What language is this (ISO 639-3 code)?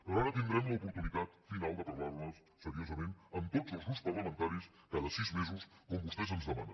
cat